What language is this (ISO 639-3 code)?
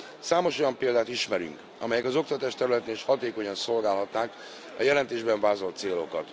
hun